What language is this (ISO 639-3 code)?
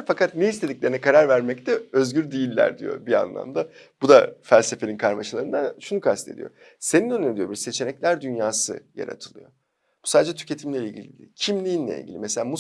tur